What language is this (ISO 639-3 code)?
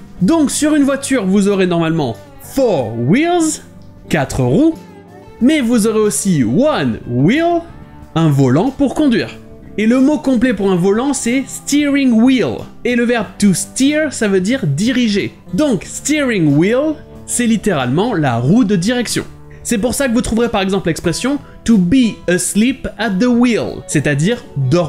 fra